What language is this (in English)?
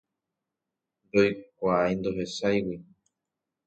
Guarani